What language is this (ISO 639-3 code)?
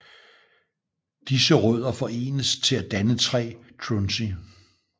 dan